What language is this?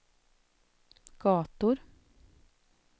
Swedish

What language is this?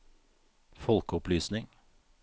Norwegian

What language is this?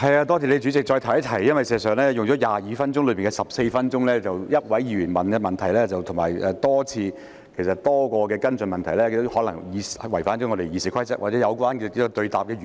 Cantonese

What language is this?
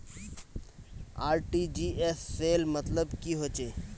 Magahi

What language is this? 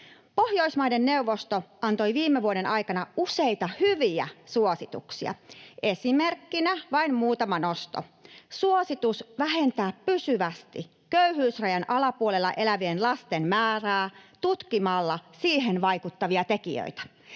Finnish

